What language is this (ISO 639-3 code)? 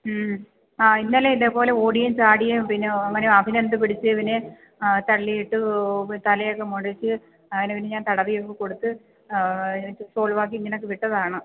mal